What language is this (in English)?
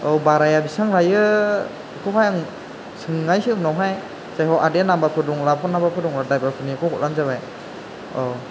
Bodo